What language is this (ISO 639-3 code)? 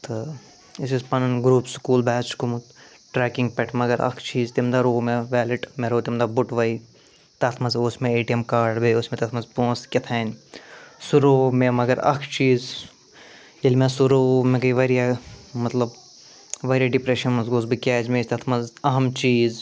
kas